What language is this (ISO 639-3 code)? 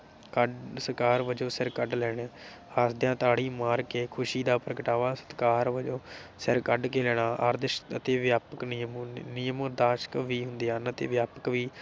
pan